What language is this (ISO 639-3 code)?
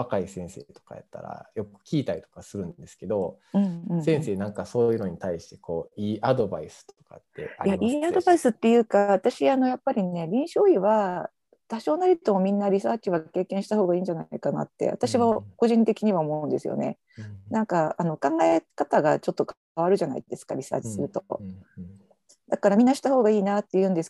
jpn